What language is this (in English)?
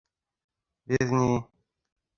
Bashkir